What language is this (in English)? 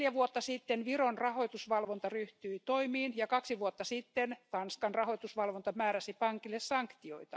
Finnish